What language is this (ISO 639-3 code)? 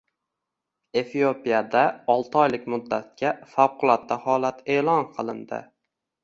uzb